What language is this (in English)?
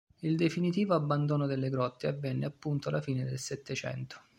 Italian